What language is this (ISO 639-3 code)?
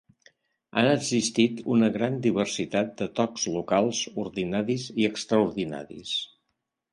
cat